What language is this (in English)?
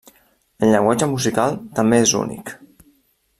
Catalan